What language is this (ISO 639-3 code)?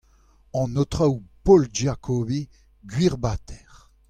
bre